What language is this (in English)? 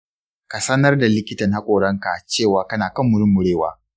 Hausa